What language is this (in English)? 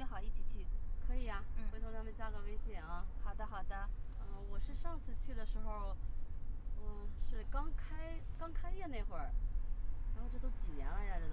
Chinese